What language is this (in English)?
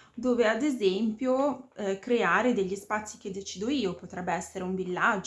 Italian